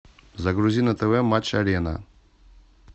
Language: Russian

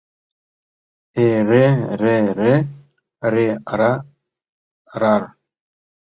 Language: Mari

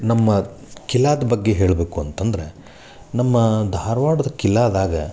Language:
Kannada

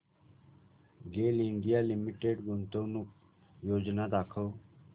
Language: Marathi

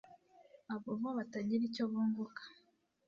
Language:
Kinyarwanda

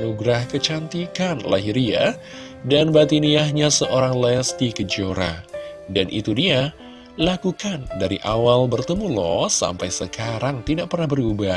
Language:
Indonesian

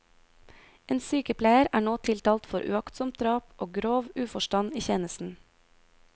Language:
Norwegian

